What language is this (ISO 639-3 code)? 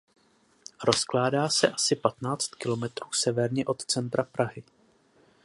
ces